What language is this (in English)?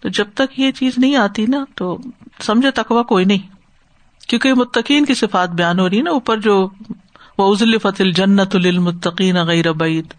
Urdu